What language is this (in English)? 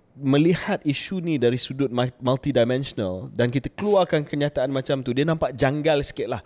Malay